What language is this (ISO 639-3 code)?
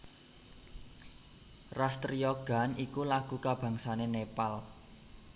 jav